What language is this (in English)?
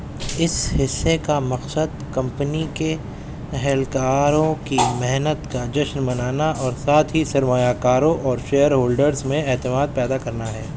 Urdu